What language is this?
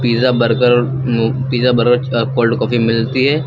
Hindi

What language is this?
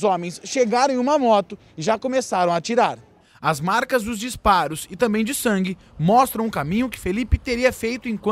Portuguese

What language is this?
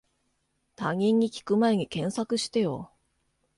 Japanese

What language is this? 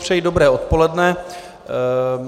Czech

